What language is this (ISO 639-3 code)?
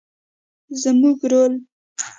pus